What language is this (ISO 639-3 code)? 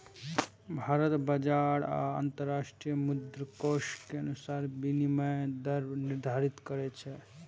mai